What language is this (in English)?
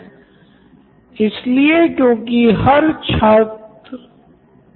Hindi